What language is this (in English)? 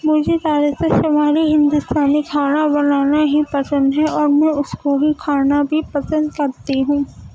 Urdu